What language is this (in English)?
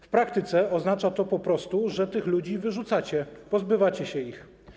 Polish